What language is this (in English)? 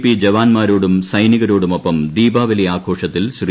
Malayalam